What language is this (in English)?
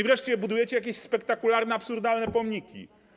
Polish